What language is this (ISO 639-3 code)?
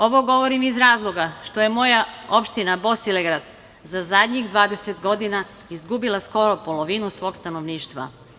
srp